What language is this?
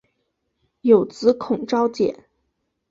Chinese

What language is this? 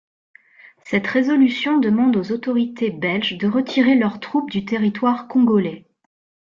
French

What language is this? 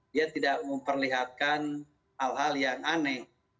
Indonesian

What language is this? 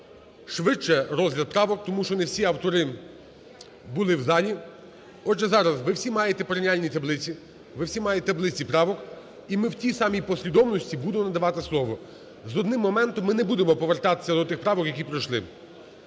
Ukrainian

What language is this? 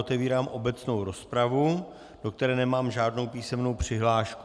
Czech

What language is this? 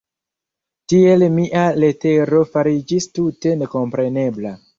Esperanto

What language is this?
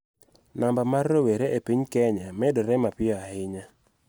Luo (Kenya and Tanzania)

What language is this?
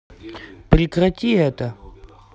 Russian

